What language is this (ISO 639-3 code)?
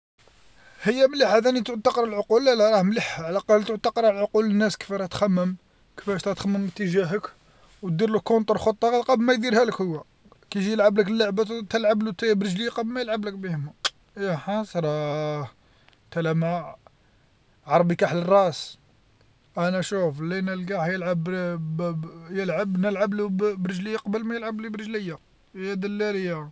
arq